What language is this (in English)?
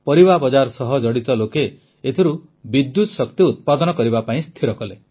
Odia